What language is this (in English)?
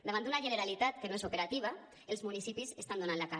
Catalan